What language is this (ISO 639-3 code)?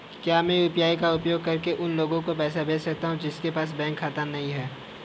hin